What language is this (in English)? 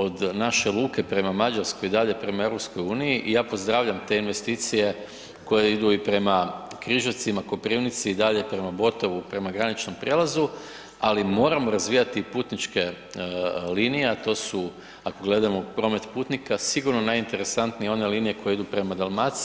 Croatian